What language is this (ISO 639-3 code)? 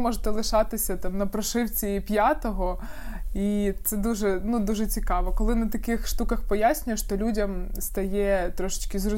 ukr